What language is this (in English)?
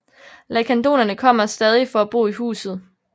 Danish